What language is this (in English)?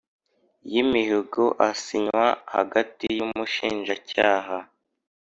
Kinyarwanda